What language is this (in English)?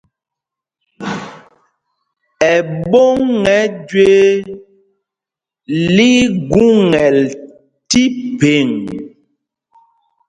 Mpumpong